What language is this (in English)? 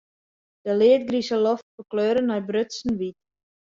Western Frisian